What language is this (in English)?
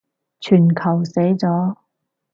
Cantonese